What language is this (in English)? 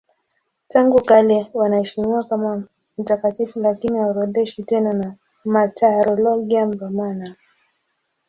Swahili